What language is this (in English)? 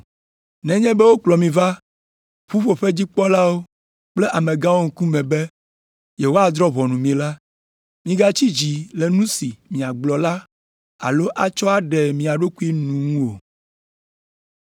Ewe